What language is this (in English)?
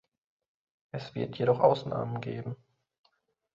German